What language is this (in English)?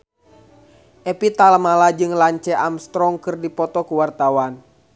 Sundanese